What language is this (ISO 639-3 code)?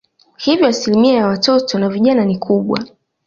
swa